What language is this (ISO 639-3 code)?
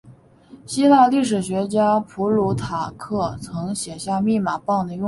zho